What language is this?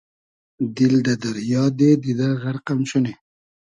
Hazaragi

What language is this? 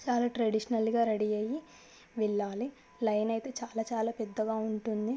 Telugu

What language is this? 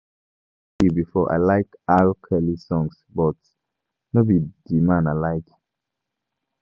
Nigerian Pidgin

